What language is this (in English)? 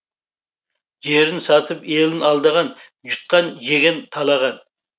Kazakh